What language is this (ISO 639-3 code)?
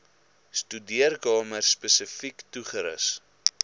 afr